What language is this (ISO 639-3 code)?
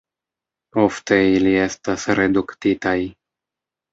epo